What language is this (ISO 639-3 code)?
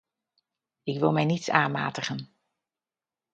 nld